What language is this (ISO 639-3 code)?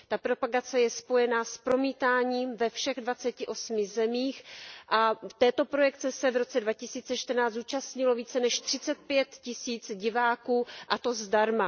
ces